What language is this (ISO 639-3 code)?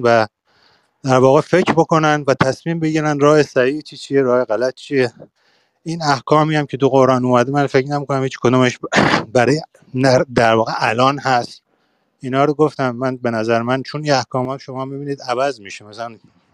fas